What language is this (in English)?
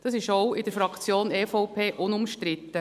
Swiss German